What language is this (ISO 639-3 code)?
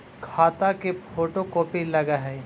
mag